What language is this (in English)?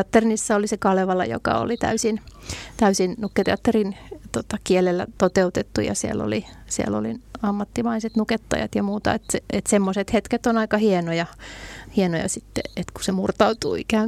Finnish